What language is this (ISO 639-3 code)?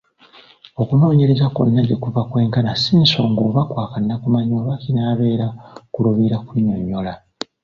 lug